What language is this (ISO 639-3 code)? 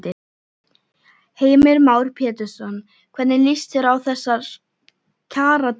isl